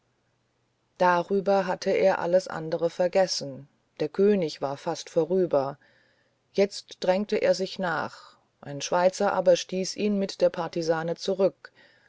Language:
German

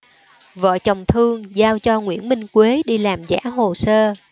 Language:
Vietnamese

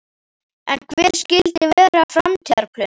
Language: Icelandic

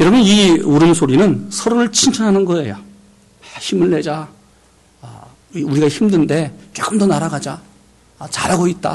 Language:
Korean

